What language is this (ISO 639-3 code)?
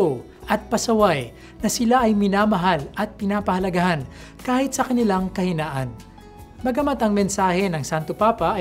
fil